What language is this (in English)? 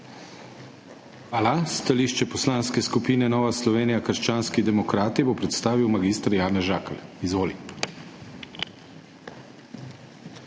Slovenian